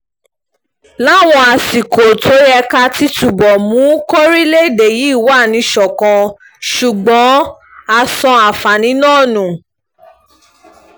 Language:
Yoruba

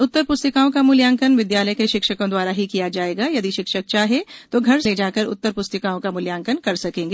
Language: Hindi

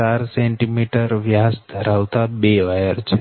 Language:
Gujarati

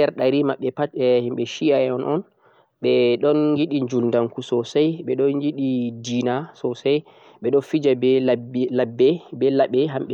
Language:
Central-Eastern Niger Fulfulde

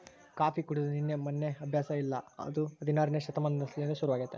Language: Kannada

